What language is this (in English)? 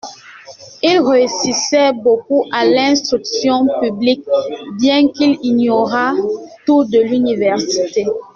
French